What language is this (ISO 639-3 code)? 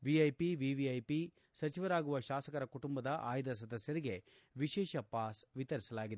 kan